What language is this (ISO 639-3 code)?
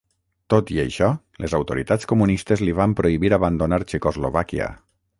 cat